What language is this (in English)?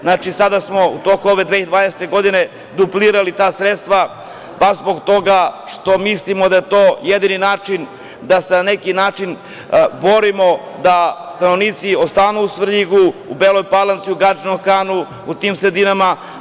Serbian